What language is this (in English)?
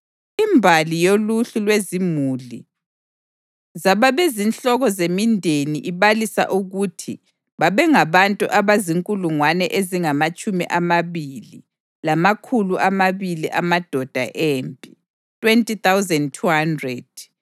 North Ndebele